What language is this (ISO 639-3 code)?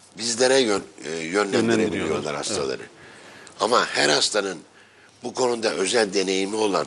tur